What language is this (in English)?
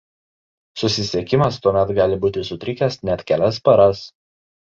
Lithuanian